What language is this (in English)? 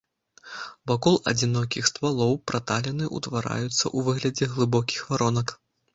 Belarusian